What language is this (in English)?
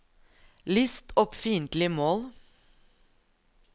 Norwegian